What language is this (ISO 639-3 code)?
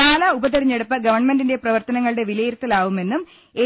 mal